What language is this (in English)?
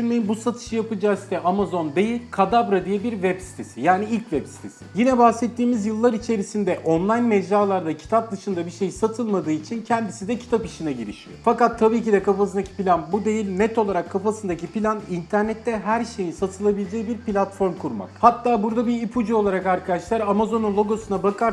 Turkish